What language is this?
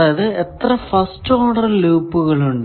Malayalam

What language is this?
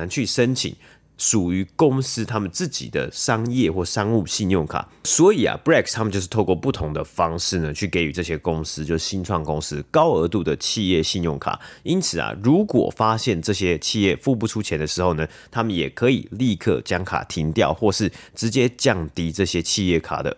Chinese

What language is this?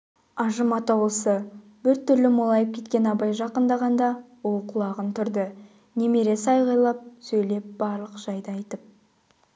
Kazakh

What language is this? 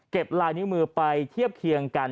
Thai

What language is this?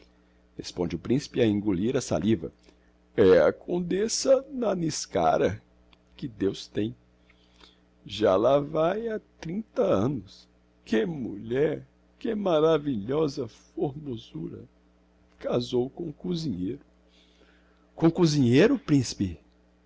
Portuguese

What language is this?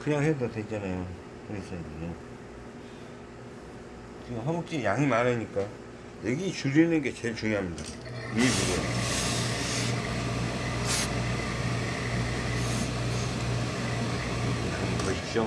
Korean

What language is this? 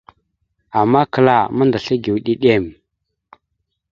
Mada (Cameroon)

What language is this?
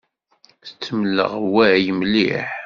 Kabyle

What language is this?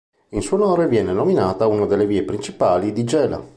Italian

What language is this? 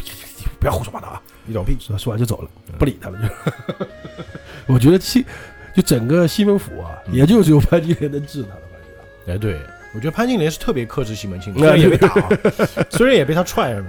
Chinese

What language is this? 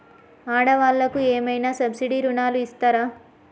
Telugu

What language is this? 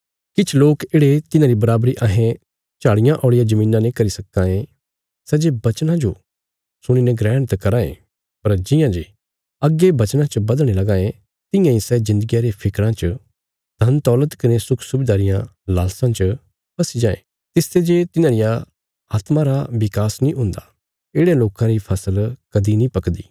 Bilaspuri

